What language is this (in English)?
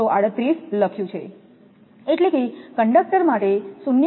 Gujarati